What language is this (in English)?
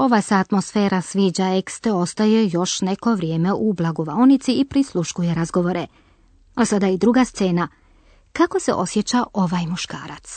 Croatian